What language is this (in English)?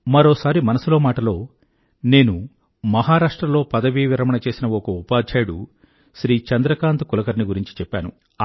Telugu